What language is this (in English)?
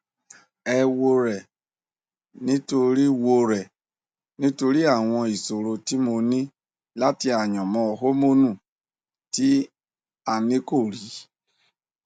Yoruba